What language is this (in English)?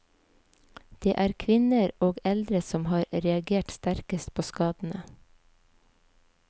Norwegian